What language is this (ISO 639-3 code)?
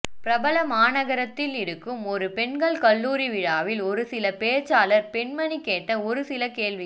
tam